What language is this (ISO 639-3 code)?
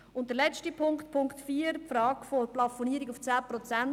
gsw